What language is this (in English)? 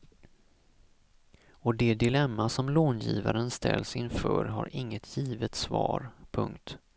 Swedish